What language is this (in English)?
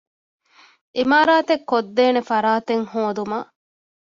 Divehi